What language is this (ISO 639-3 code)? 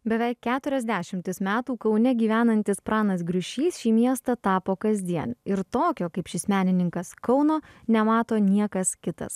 lit